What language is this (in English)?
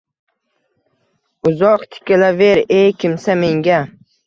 Uzbek